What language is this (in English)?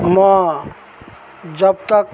Nepali